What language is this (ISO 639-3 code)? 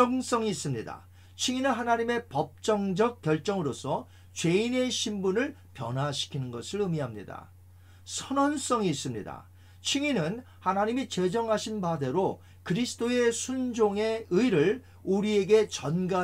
kor